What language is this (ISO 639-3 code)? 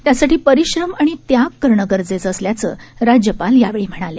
mar